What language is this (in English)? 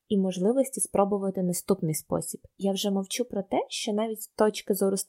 Ukrainian